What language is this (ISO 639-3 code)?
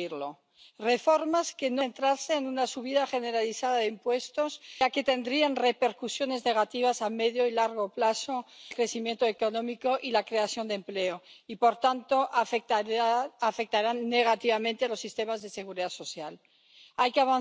spa